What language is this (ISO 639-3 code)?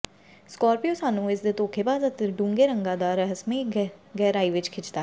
pan